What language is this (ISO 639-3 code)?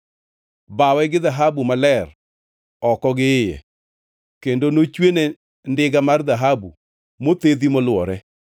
luo